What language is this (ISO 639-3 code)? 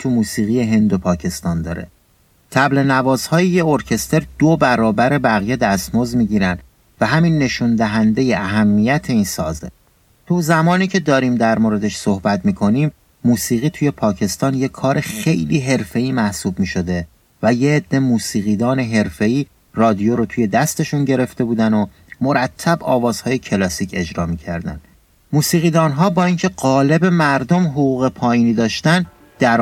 fas